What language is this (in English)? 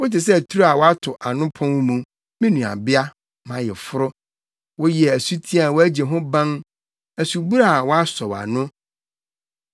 Akan